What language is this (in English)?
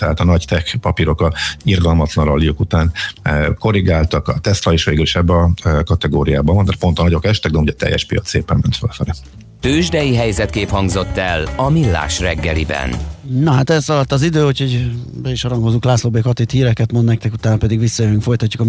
Hungarian